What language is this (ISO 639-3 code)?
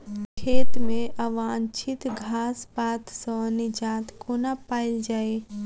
mai